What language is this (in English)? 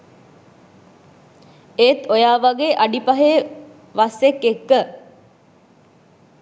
Sinhala